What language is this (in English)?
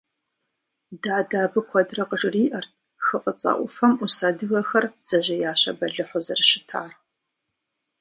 Kabardian